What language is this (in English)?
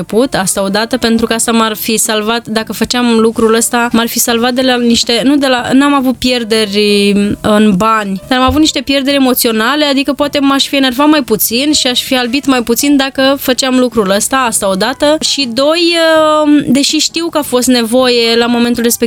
Romanian